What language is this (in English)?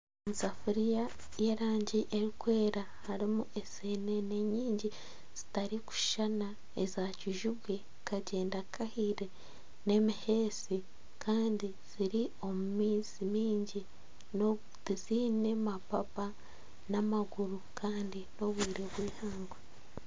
Nyankole